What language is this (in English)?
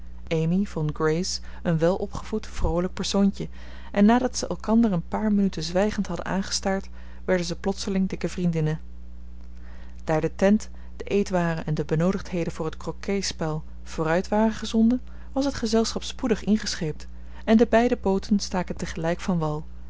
Dutch